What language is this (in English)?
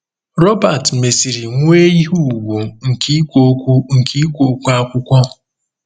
Igbo